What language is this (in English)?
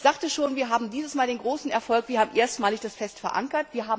German